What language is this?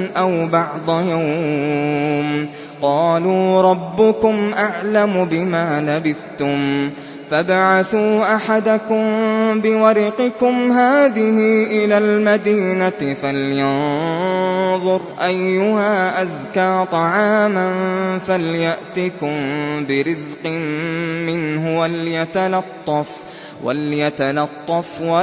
Arabic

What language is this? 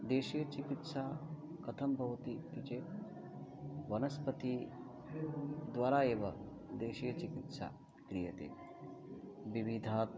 Sanskrit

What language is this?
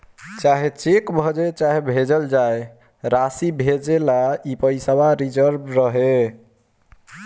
Bhojpuri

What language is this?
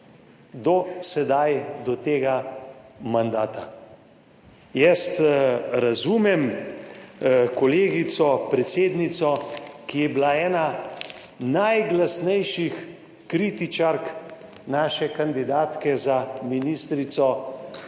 Slovenian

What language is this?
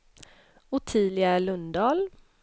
Swedish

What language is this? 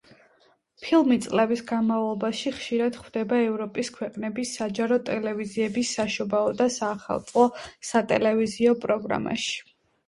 Georgian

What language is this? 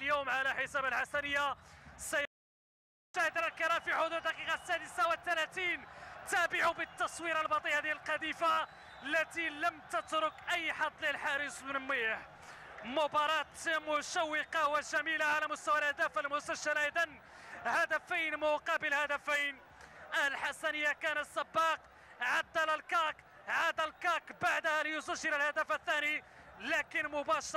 Arabic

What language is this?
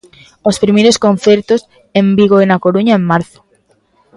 Galician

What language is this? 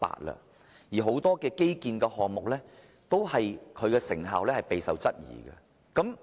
Cantonese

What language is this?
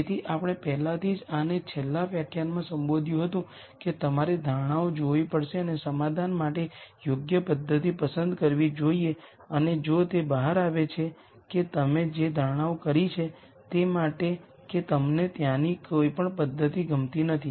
Gujarati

